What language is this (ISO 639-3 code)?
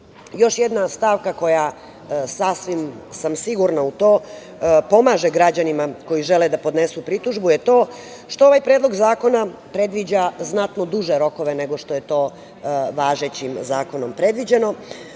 srp